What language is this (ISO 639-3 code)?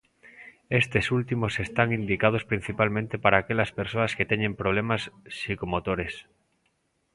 glg